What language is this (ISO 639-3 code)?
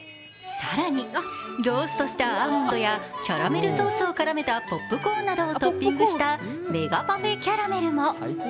jpn